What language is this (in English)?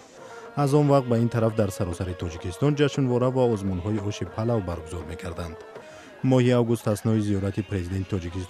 Persian